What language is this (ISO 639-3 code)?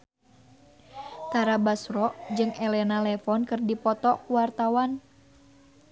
sun